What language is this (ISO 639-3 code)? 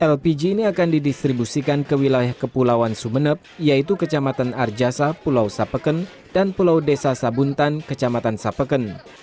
ind